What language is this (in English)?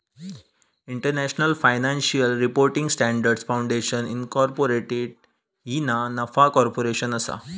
Marathi